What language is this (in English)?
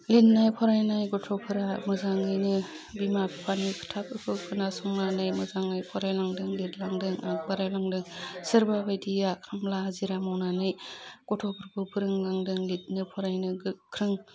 Bodo